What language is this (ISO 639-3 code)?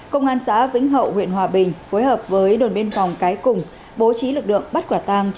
vie